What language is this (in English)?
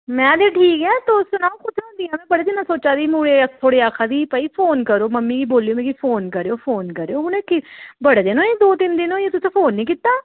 Dogri